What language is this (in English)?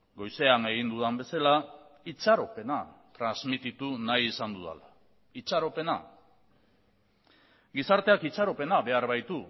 Basque